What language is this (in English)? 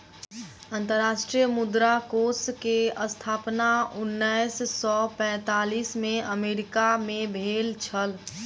Maithili